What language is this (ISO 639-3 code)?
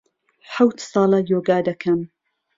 ckb